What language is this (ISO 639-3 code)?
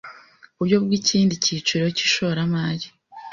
kin